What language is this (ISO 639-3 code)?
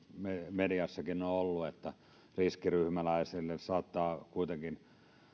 fin